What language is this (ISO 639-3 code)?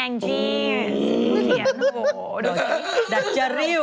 tha